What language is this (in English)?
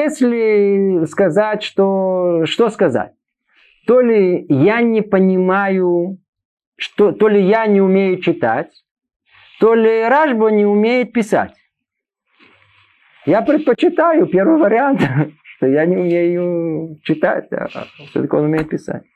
Russian